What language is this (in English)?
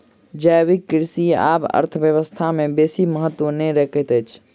Maithili